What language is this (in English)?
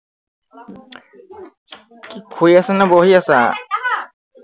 Assamese